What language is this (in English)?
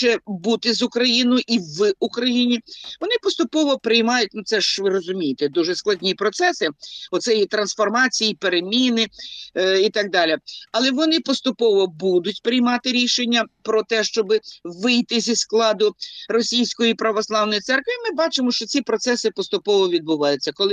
Ukrainian